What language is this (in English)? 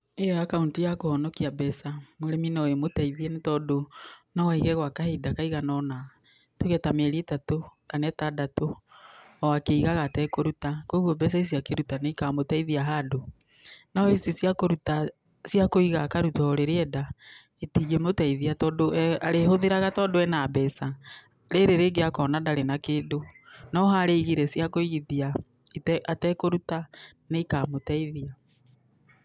Kikuyu